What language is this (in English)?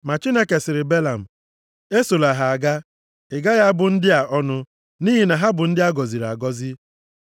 Igbo